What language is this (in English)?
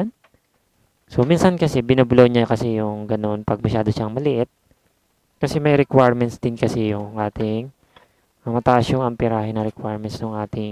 Filipino